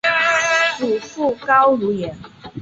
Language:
Chinese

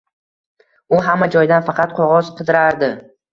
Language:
Uzbek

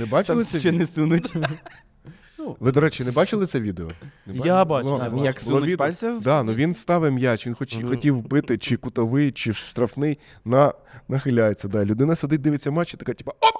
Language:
Ukrainian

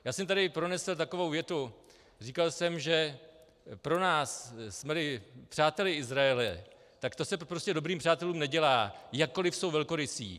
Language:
Czech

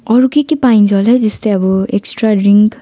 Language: Nepali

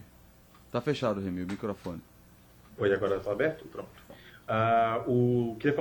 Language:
Portuguese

